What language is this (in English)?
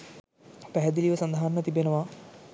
Sinhala